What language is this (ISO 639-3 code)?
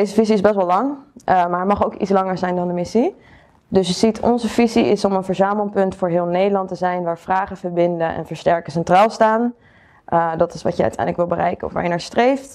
nld